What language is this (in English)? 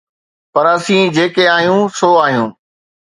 Sindhi